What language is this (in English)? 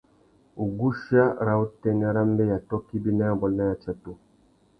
Tuki